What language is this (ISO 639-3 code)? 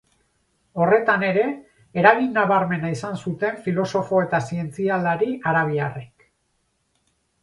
eus